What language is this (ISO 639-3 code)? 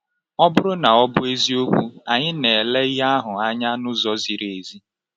ibo